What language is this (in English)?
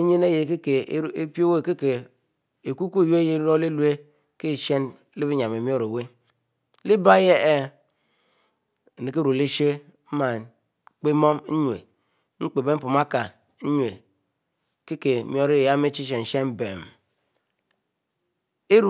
Mbe